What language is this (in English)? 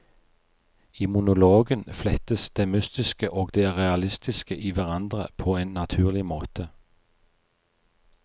Norwegian